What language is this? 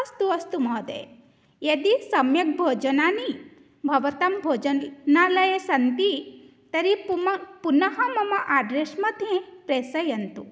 Sanskrit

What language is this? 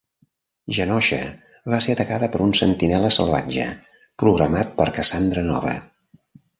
Catalan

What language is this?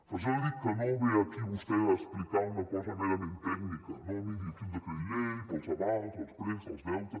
Catalan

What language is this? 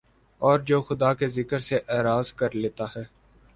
Urdu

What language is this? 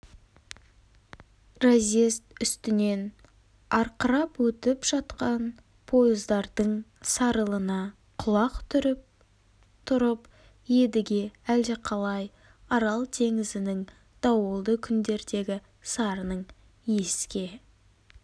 Kazakh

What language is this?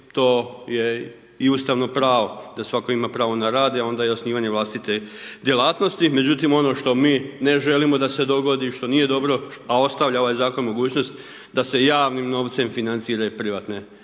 Croatian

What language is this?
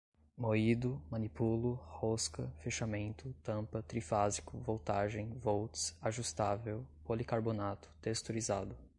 Portuguese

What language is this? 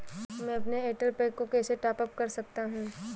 Hindi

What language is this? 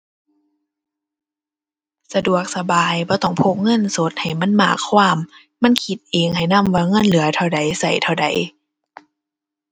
Thai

